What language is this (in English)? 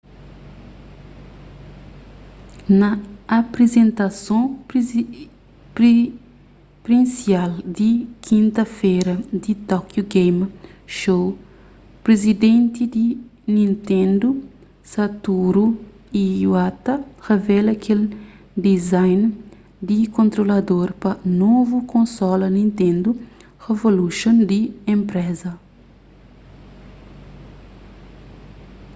Kabuverdianu